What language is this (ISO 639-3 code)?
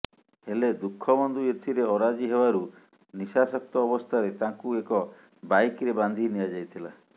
ori